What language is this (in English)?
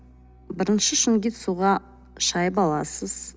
Kazakh